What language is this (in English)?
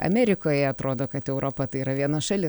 Lithuanian